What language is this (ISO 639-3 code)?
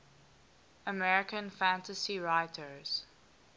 eng